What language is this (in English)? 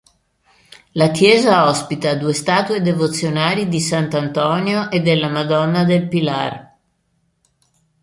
Italian